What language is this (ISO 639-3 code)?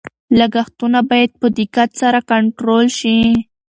pus